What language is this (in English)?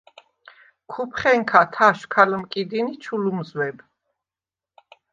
Svan